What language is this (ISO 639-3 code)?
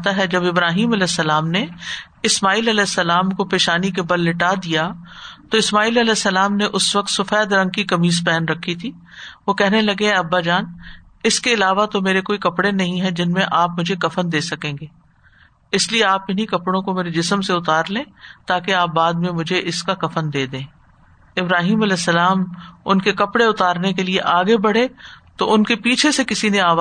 urd